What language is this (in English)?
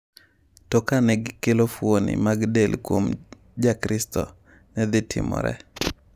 Luo (Kenya and Tanzania)